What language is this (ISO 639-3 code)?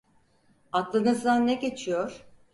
tur